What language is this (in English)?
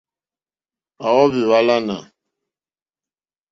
Mokpwe